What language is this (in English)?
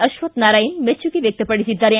Kannada